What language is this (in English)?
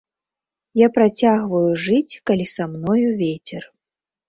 Belarusian